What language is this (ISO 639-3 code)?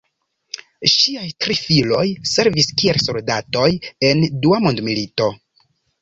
epo